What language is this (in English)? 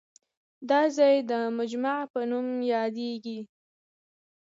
Pashto